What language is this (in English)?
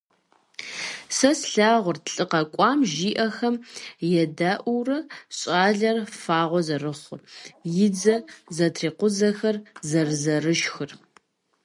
Kabardian